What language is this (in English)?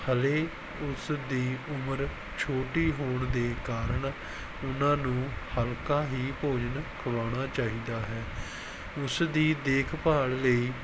Punjabi